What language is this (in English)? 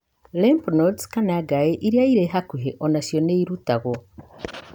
Kikuyu